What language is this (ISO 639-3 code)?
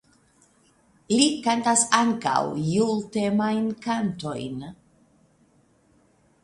epo